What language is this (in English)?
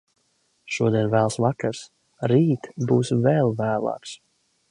Latvian